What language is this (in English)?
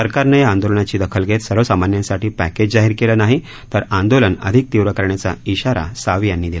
Marathi